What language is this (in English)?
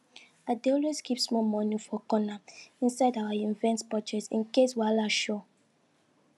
Nigerian Pidgin